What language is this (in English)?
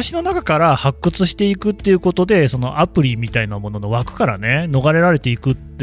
Japanese